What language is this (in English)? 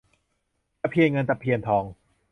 Thai